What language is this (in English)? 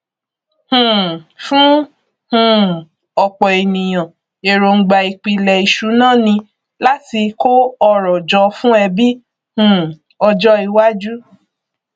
Yoruba